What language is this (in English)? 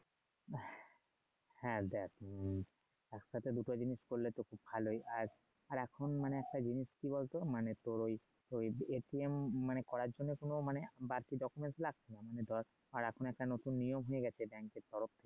Bangla